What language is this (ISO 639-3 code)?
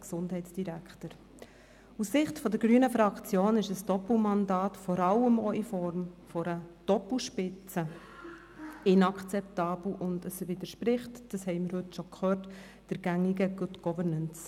gsw